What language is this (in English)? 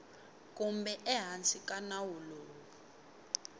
Tsonga